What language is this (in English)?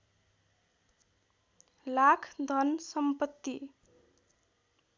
Nepali